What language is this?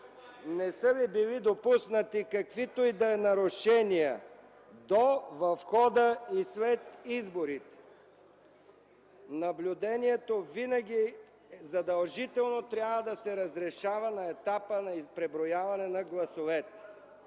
Bulgarian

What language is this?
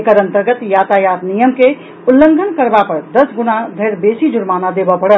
Maithili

